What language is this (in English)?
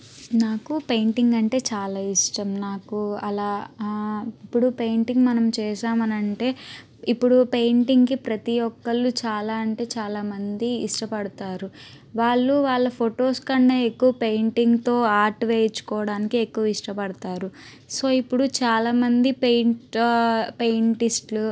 Telugu